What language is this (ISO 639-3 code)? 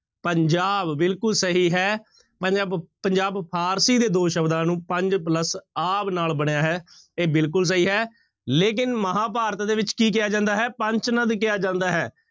pan